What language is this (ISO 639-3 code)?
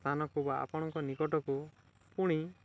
ori